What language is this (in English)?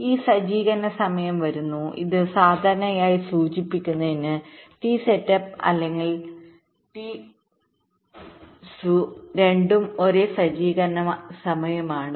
Malayalam